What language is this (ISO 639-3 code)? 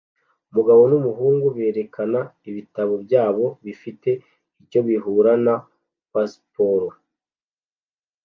kin